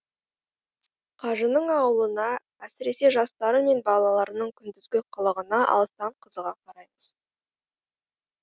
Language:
Kazakh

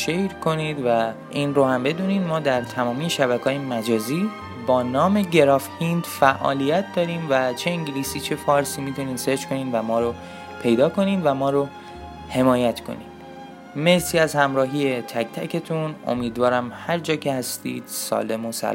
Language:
Persian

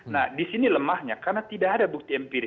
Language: Indonesian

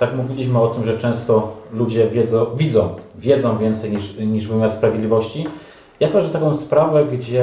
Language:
Polish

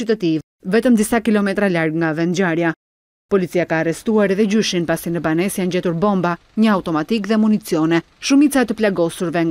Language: Romanian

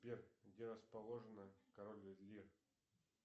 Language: Russian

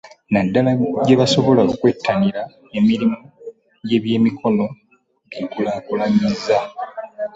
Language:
Ganda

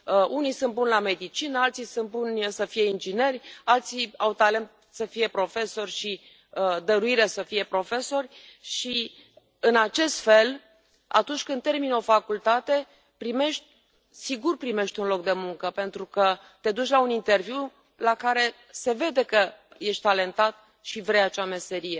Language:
Romanian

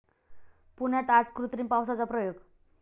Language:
Marathi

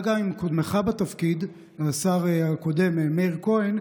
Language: Hebrew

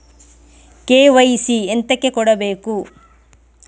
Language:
Kannada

